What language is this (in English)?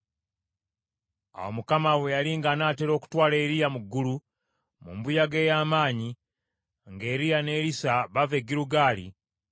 Ganda